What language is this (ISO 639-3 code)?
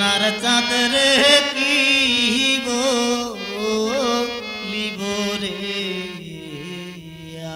ara